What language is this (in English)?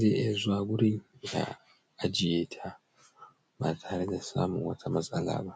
Hausa